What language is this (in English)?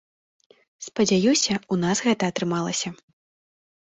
Belarusian